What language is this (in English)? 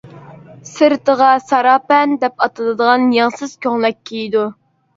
Uyghur